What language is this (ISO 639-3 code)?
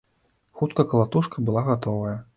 bel